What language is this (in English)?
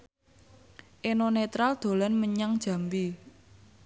Javanese